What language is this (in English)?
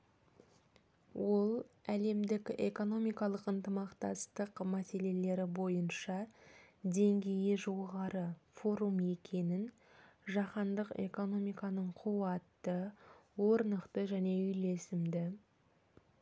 Kazakh